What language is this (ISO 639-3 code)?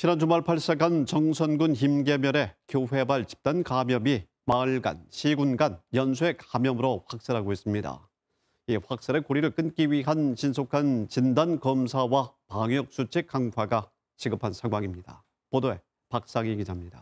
kor